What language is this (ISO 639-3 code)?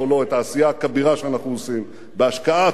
heb